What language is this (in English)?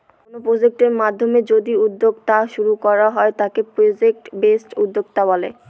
Bangla